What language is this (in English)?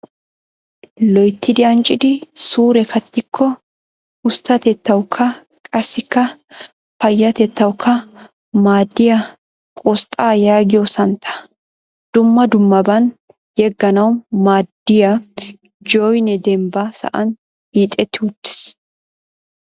Wolaytta